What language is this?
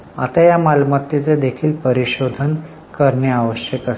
Marathi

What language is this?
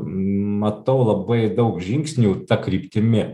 Lithuanian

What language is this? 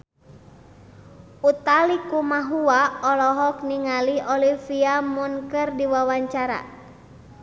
Sundanese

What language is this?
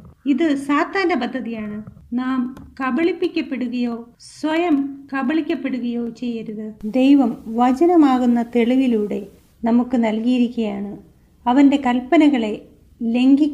Malayalam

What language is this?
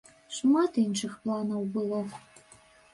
Belarusian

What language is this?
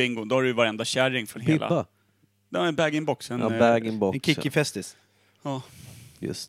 Swedish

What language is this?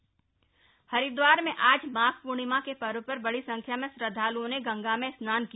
Hindi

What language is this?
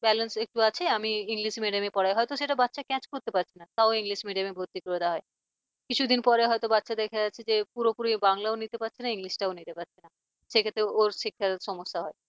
Bangla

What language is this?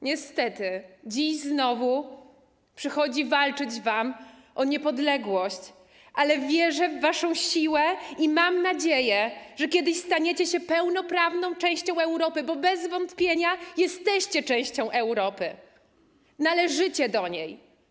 Polish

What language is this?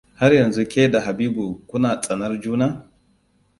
Hausa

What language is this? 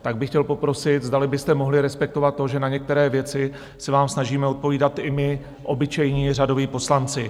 Czech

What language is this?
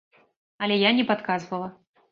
Belarusian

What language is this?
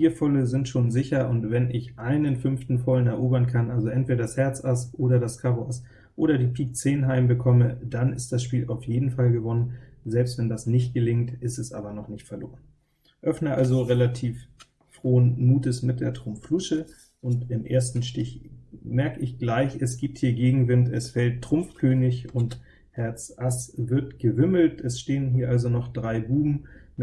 German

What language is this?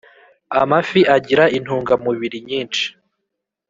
Kinyarwanda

